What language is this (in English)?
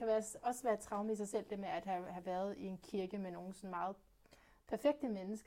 Danish